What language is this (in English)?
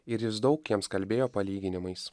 Lithuanian